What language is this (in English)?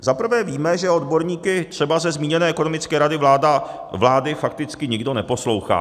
Czech